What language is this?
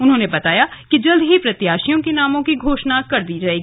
Hindi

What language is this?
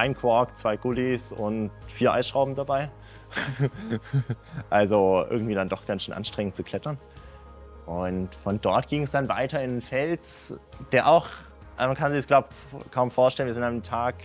German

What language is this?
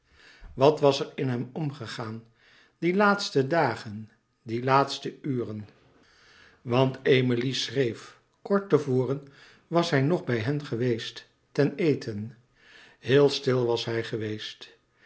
Dutch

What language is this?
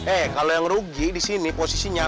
Indonesian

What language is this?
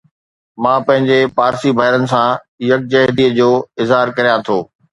Sindhi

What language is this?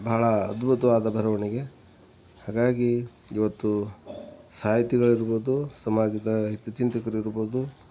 Kannada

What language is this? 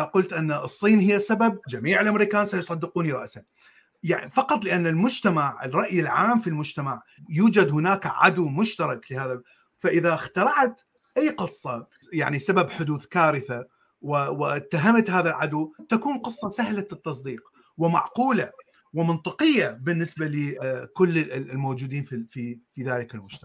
Arabic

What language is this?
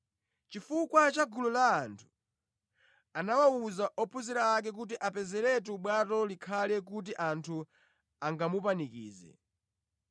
Nyanja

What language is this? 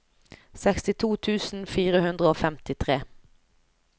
Norwegian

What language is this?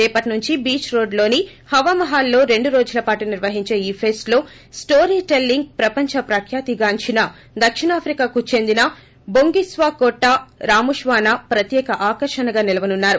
Telugu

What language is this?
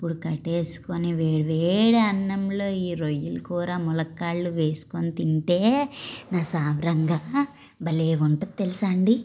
Telugu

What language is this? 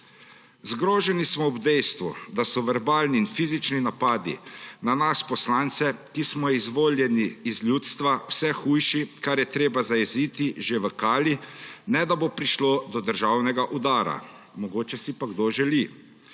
Slovenian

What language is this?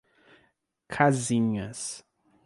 Portuguese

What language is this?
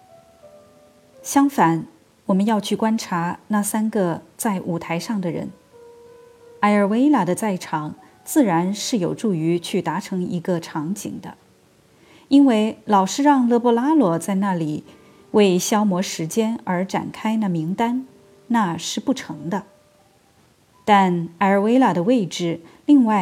Chinese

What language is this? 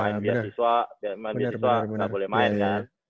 Indonesian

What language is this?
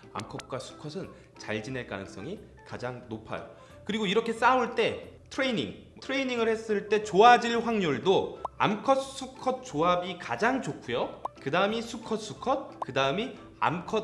Korean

